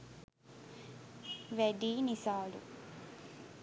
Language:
Sinhala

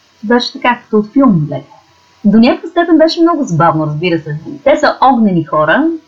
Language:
Bulgarian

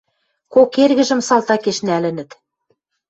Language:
Western Mari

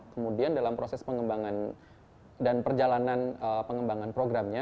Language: Indonesian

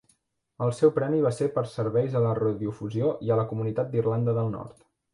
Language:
Catalan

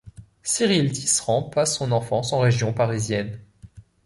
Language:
French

